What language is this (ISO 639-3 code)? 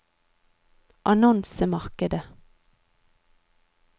nor